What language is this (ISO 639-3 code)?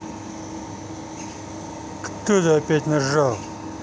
rus